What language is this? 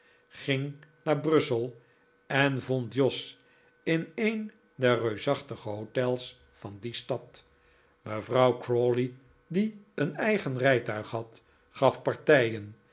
Dutch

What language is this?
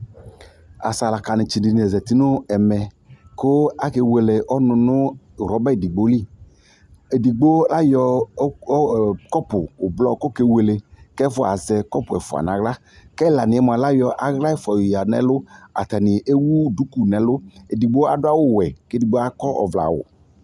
Ikposo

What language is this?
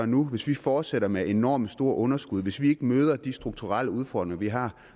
Danish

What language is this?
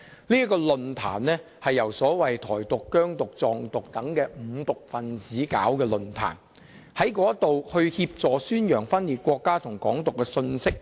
Cantonese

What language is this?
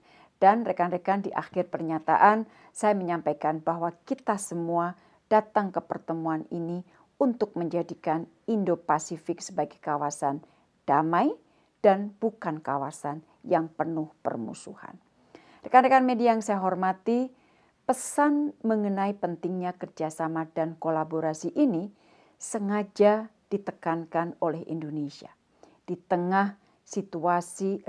Indonesian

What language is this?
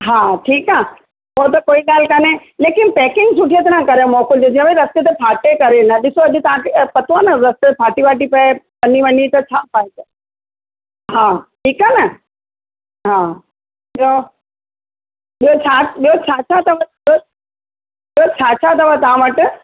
Sindhi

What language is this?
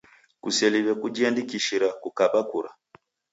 Taita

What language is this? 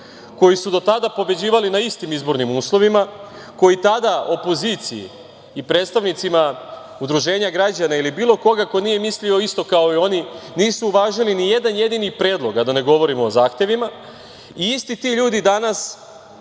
Serbian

